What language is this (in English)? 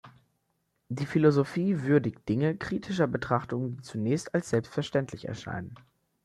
German